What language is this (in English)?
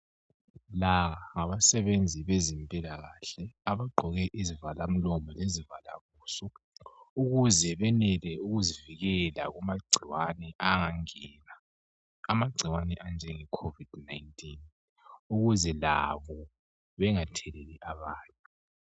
North Ndebele